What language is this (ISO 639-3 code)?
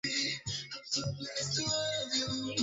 swa